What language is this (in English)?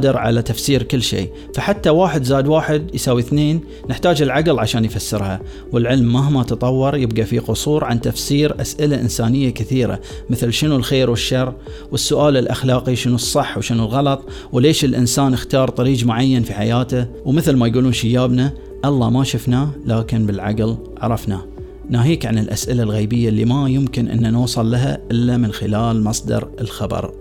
Arabic